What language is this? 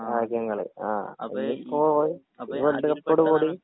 Malayalam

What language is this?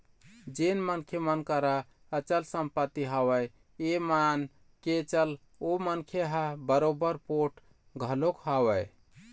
Chhattisgarhi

